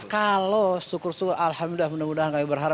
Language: Indonesian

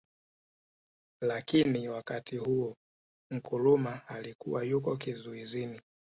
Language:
Swahili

